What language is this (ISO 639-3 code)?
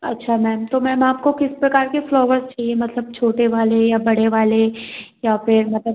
hin